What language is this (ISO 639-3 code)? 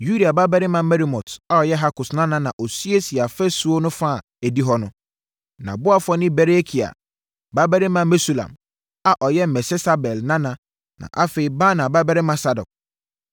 aka